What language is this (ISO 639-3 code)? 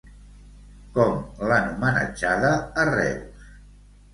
cat